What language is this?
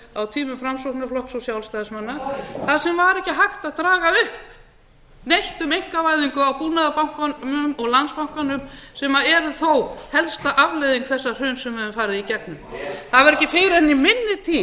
Icelandic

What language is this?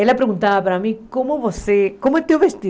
Portuguese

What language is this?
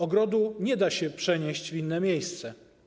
Polish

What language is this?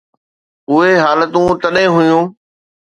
Sindhi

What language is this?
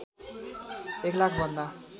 Nepali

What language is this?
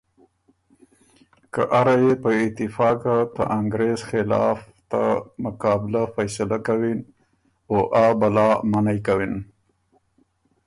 Ormuri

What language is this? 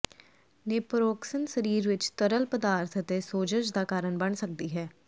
Punjabi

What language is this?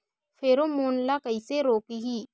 Chhattisgarhi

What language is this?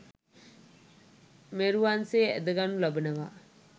Sinhala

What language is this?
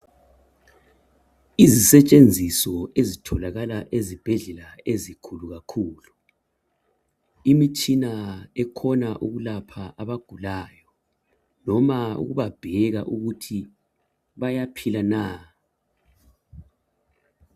North Ndebele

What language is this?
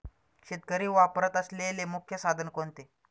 Marathi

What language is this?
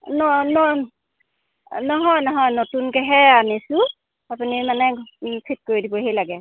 Assamese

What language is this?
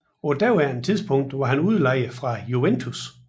Danish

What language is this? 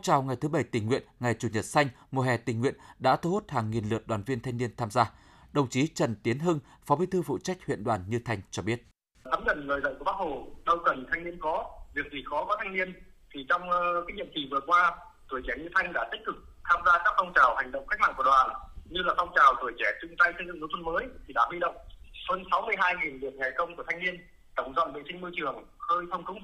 Vietnamese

